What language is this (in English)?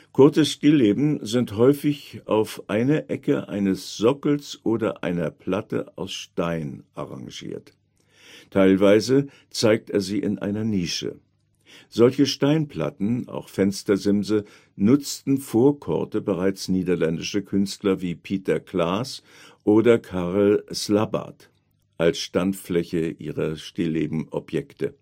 German